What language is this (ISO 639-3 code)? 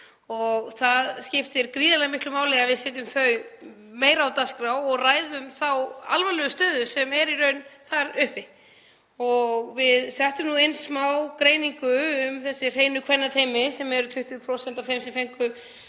isl